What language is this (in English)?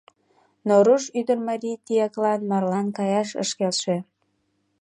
Mari